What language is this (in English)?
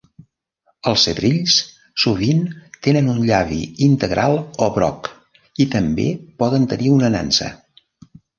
Catalan